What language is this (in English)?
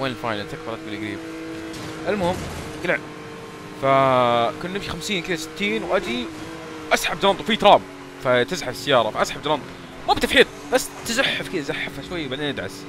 Arabic